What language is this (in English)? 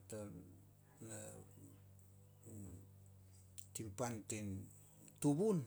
Solos